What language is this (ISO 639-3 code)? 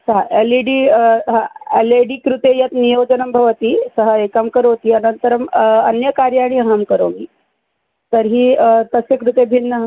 san